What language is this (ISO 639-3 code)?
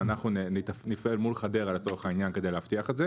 heb